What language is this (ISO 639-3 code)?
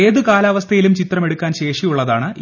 mal